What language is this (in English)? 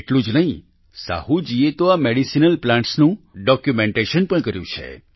Gujarati